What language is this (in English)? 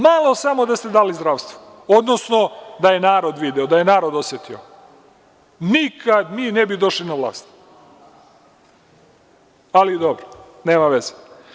Serbian